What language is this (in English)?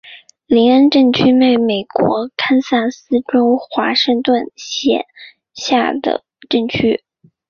Chinese